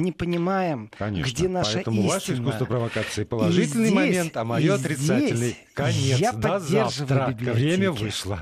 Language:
Russian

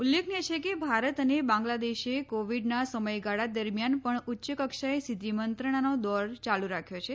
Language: Gujarati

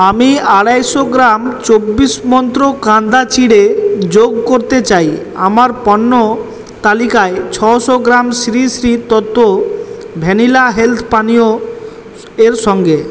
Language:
Bangla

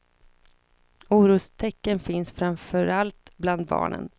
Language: Swedish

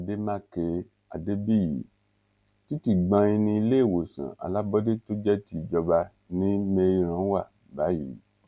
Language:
Yoruba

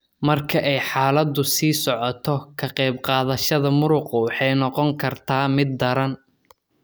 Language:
Somali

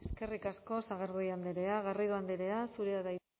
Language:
Basque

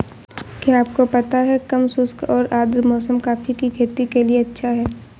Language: Hindi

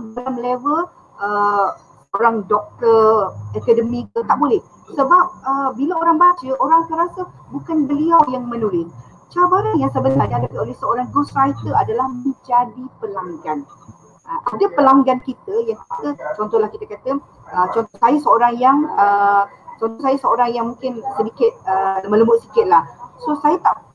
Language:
Malay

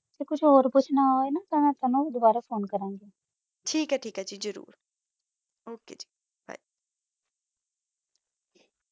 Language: Punjabi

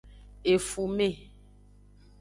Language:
Aja (Benin)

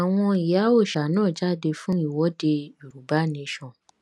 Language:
Yoruba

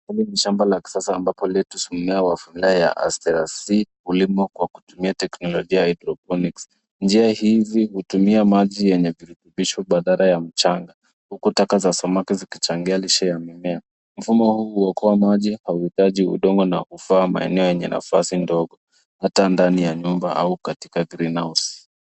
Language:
Swahili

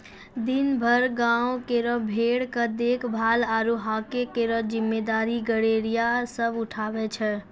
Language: Maithili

